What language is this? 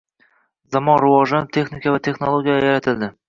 Uzbek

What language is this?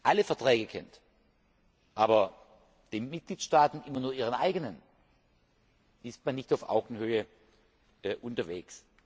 German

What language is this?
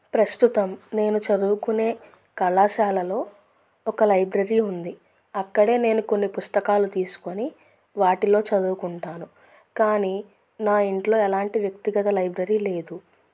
Telugu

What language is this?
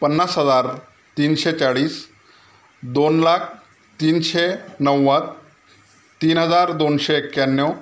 Marathi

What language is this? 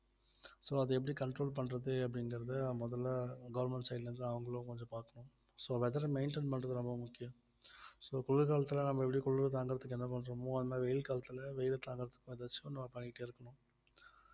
Tamil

